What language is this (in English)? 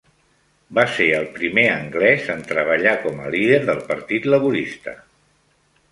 Catalan